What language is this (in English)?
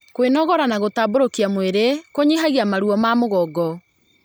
Kikuyu